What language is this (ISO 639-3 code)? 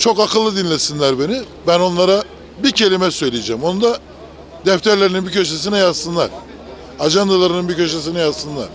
tur